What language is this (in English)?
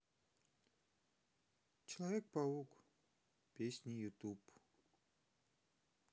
Russian